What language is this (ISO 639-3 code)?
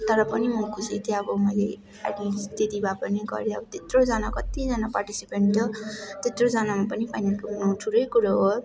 nep